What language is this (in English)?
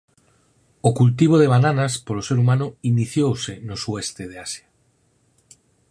Galician